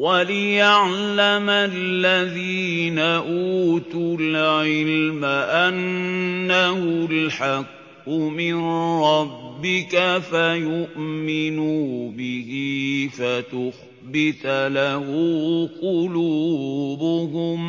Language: Arabic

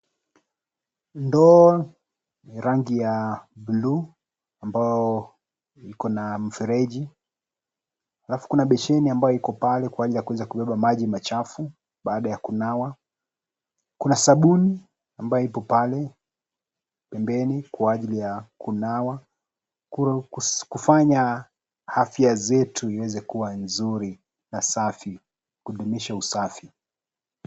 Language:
Swahili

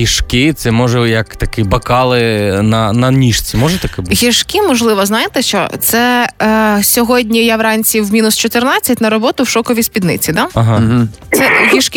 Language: Ukrainian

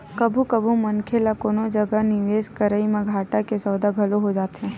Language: Chhattisgarhi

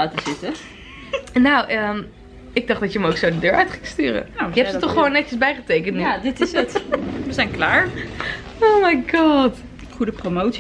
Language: Dutch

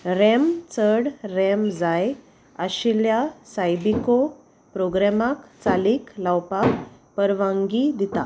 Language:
Konkani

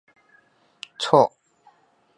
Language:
Chinese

